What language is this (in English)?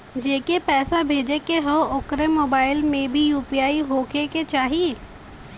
Bhojpuri